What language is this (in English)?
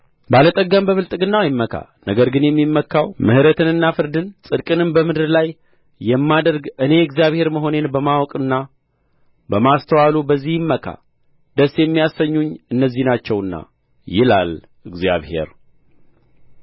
Amharic